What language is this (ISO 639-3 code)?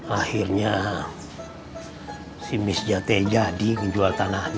ind